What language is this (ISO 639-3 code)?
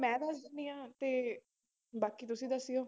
pan